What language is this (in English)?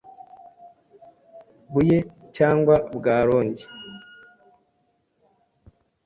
Kinyarwanda